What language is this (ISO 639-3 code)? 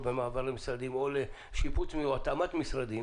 heb